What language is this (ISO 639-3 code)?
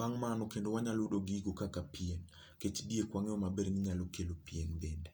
luo